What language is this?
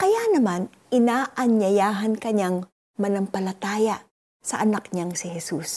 Filipino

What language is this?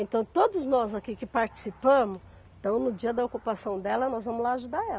Portuguese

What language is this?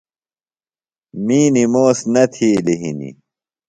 Phalura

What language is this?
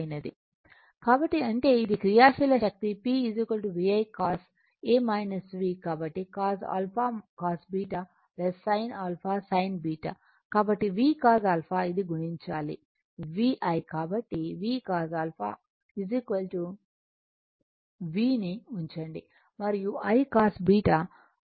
Telugu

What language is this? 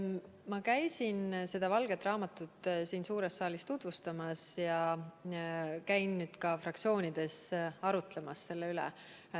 Estonian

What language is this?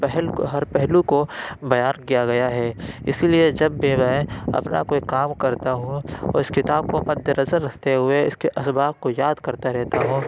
Urdu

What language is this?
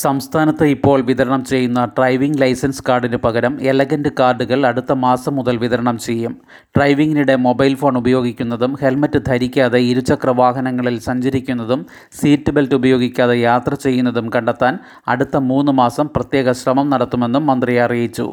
Malayalam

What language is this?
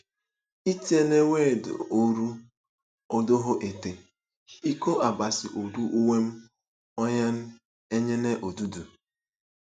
Igbo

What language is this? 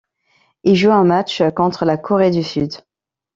French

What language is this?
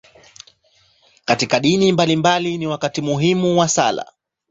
Swahili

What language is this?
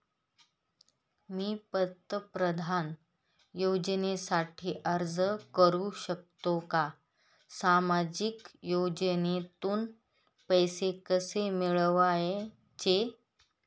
Marathi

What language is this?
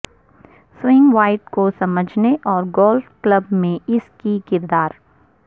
Urdu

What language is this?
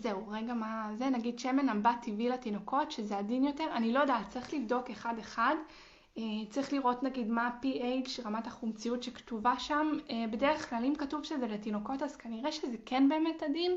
Hebrew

